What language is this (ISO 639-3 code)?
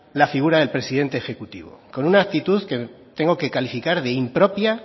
spa